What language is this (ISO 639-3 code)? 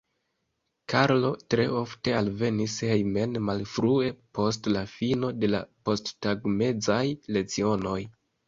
epo